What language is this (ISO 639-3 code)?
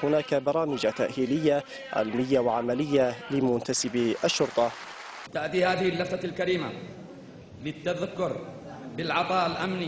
ara